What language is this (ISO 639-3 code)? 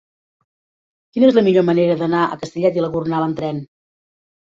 cat